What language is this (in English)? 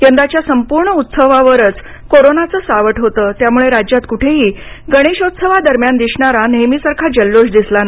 Marathi